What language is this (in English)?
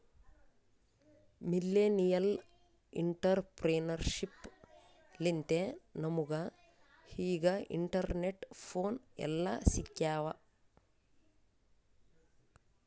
Kannada